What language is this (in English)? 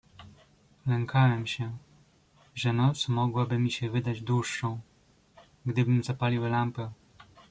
Polish